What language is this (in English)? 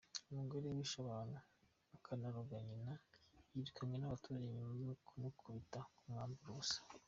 Kinyarwanda